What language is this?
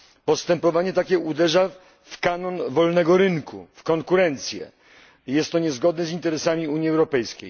Polish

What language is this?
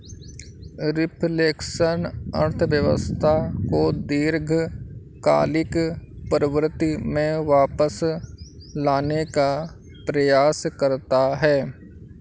Hindi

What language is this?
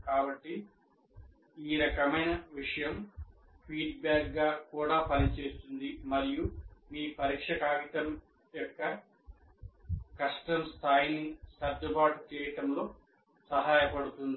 Telugu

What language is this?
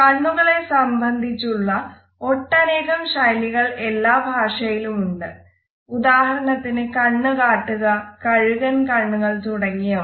Malayalam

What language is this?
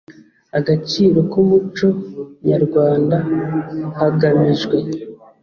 Kinyarwanda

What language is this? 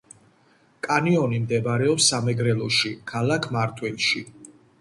Georgian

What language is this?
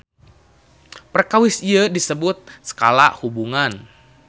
Sundanese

